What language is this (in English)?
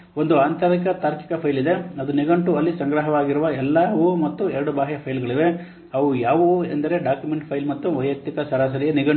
Kannada